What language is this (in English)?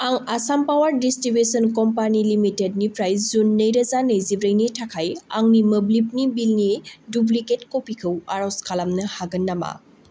Bodo